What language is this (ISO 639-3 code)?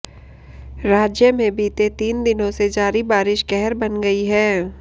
hin